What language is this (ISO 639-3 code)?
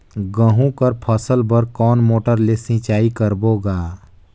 hne